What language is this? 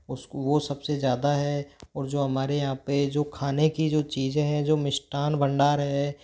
Hindi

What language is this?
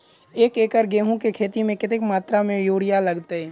Maithili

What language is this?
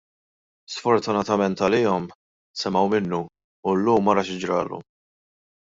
Maltese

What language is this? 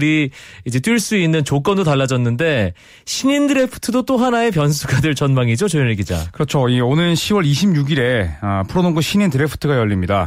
Korean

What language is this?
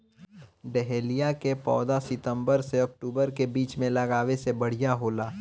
Bhojpuri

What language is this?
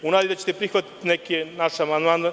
Serbian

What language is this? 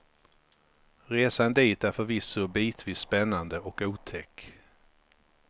Swedish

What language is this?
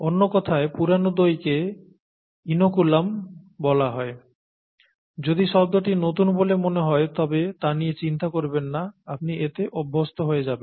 Bangla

